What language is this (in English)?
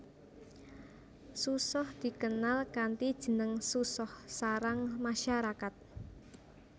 Javanese